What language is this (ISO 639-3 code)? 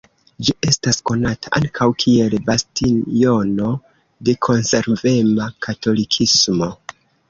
epo